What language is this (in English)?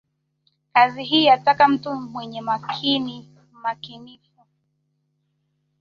Swahili